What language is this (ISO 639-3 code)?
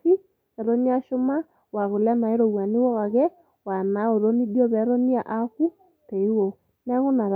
mas